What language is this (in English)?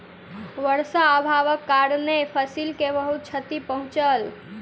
Maithili